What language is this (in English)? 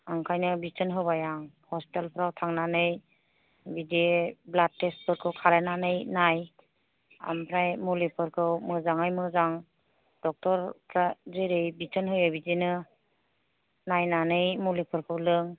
Bodo